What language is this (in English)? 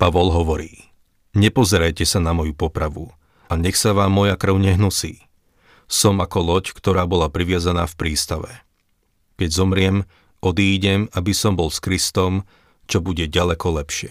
Slovak